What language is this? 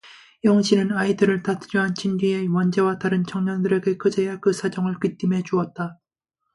Korean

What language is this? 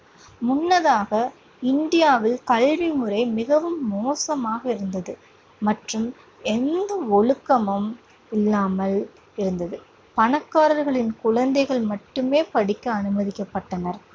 Tamil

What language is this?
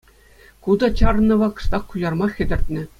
Chuvash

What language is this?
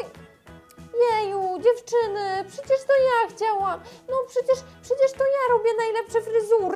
Polish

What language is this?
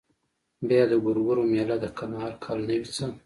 Pashto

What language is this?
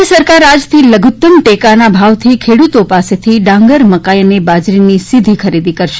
Gujarati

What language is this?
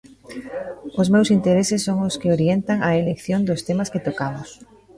Galician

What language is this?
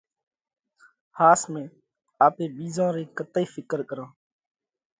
Parkari Koli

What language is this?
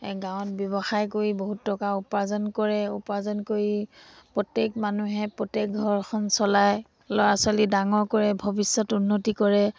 Assamese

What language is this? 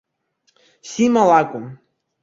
Abkhazian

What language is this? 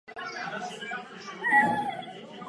Czech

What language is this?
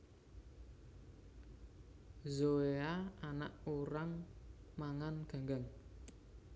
Javanese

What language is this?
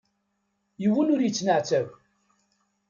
Kabyle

